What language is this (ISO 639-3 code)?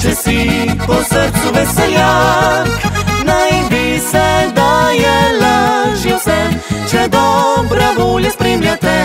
ron